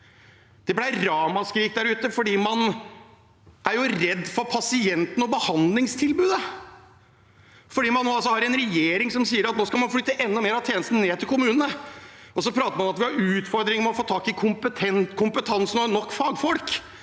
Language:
Norwegian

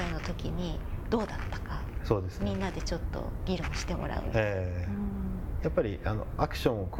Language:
Japanese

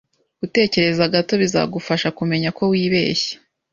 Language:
Kinyarwanda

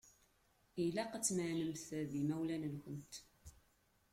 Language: Kabyle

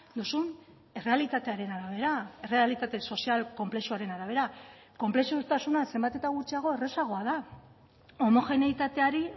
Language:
Basque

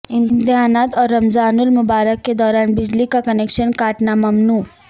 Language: Urdu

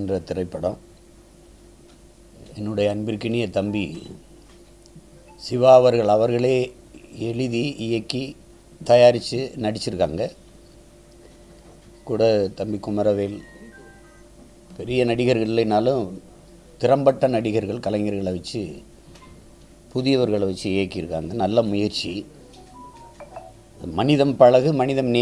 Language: Indonesian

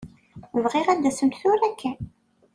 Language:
Kabyle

